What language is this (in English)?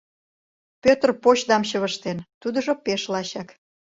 Mari